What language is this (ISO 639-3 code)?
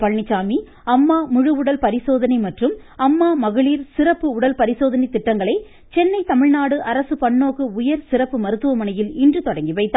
tam